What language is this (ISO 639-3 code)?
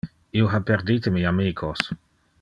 ina